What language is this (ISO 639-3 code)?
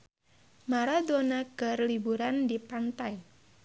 sun